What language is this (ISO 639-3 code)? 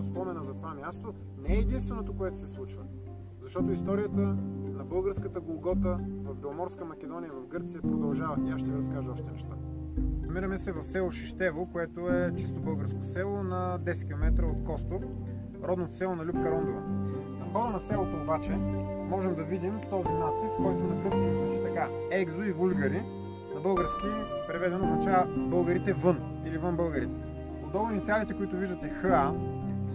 bul